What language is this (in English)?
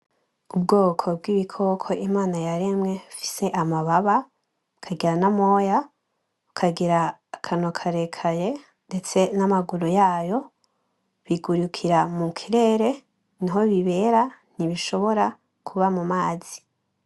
Rundi